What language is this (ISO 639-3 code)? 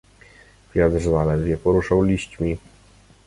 pol